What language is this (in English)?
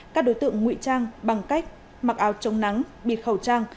Vietnamese